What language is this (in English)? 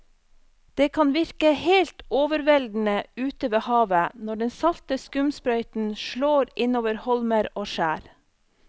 Norwegian